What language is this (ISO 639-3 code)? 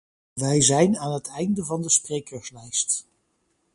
nld